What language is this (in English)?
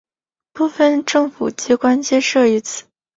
Chinese